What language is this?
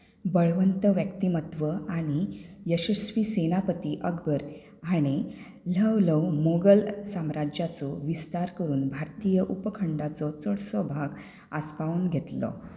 Konkani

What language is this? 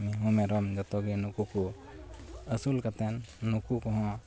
Santali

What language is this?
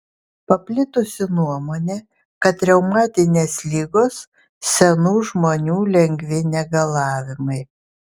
Lithuanian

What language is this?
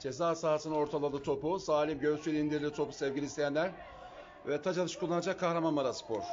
Turkish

